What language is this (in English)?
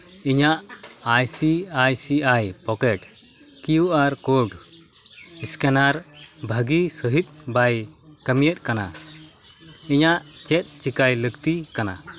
Santali